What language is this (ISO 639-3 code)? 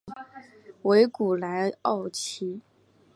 zho